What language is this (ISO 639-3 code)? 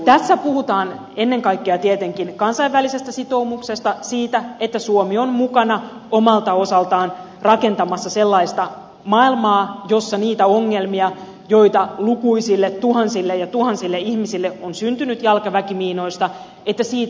fin